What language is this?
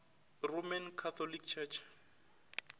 Northern Sotho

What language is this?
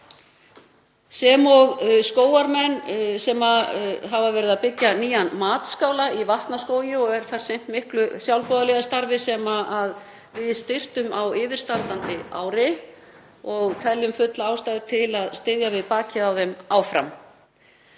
Icelandic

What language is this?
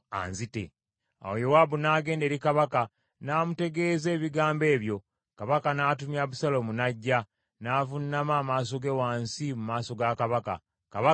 Ganda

